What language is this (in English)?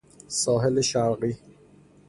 Persian